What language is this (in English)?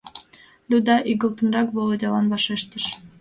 Mari